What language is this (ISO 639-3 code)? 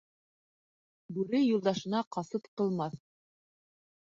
bak